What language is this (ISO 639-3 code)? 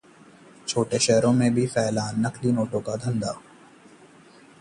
hin